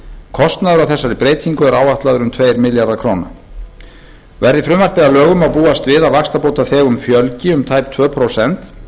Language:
Icelandic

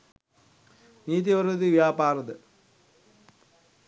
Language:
Sinhala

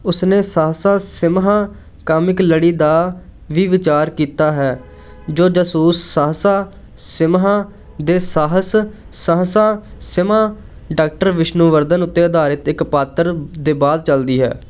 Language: Punjabi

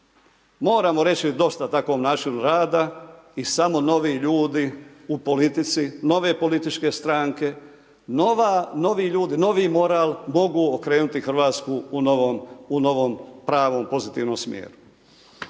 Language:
Croatian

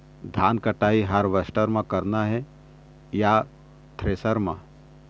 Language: Chhattisgarhi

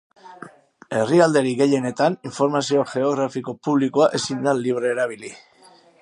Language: Basque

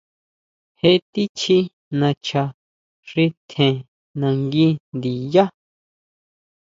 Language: Huautla Mazatec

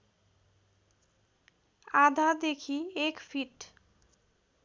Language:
Nepali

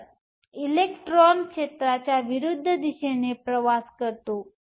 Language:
Marathi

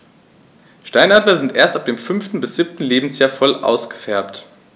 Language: German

